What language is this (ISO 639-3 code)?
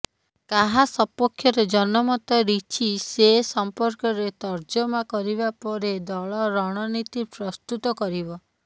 ori